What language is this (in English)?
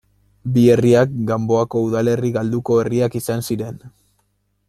Basque